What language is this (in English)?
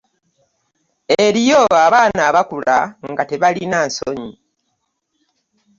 Ganda